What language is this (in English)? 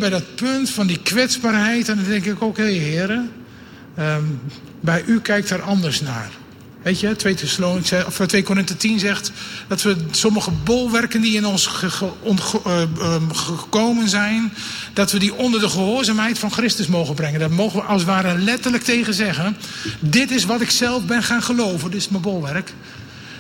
Dutch